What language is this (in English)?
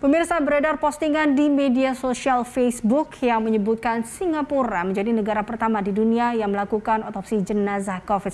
Indonesian